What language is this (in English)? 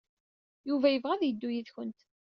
Kabyle